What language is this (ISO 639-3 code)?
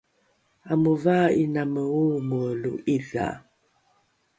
dru